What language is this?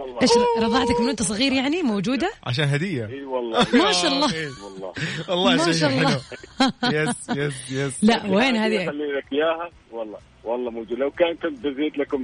Arabic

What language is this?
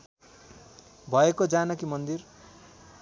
Nepali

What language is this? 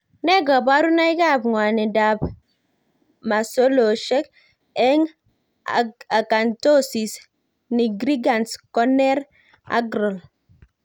Kalenjin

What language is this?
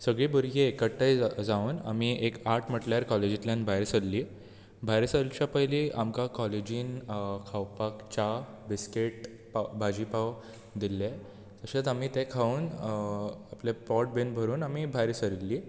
Konkani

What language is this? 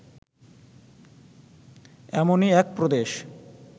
Bangla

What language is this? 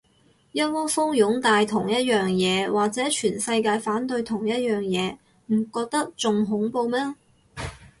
Cantonese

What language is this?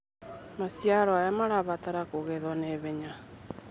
Kikuyu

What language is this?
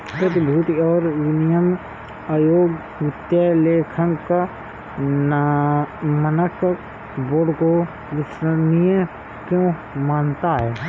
Hindi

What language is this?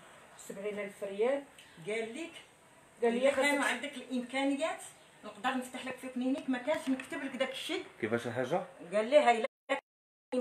Arabic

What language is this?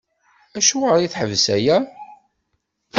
Kabyle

